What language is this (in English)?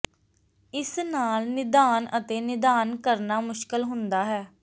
Punjabi